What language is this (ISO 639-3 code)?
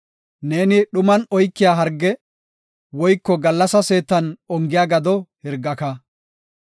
gof